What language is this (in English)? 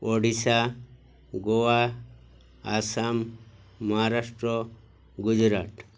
Odia